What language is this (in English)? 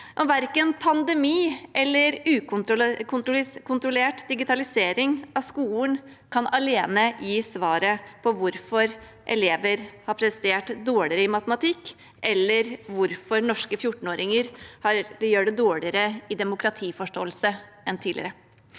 Norwegian